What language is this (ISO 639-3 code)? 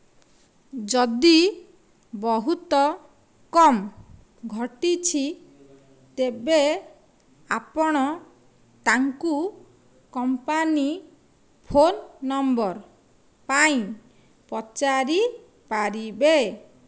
ori